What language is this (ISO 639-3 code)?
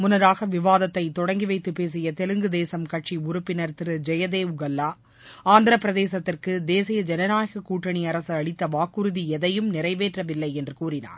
tam